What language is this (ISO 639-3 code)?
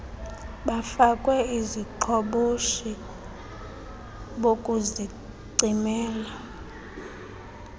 xho